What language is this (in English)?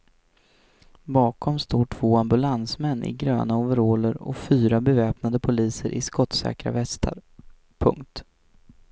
Swedish